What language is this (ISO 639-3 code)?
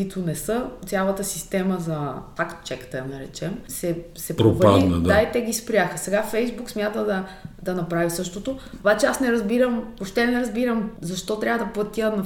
bul